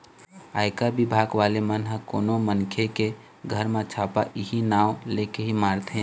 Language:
Chhattisgarhi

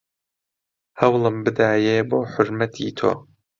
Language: Central Kurdish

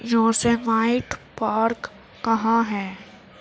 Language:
Urdu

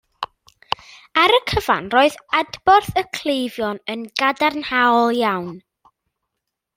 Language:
Welsh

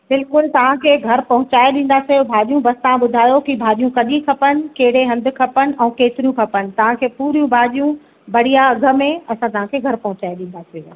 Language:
Sindhi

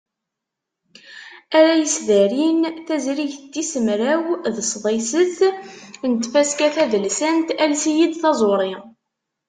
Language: Kabyle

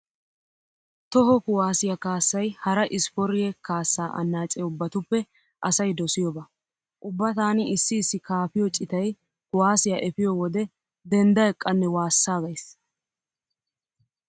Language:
Wolaytta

